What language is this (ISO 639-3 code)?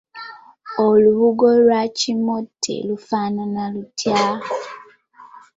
lug